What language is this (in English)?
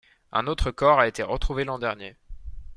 French